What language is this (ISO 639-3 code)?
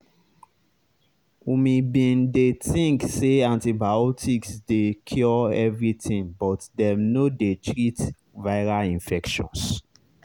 pcm